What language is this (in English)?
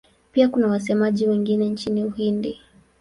Swahili